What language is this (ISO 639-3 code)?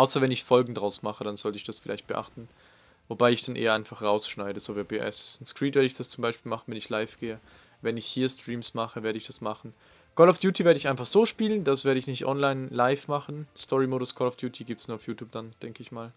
deu